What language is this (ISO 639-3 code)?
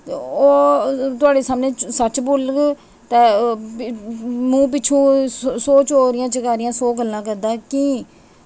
doi